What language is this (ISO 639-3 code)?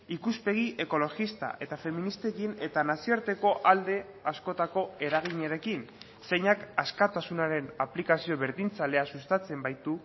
eus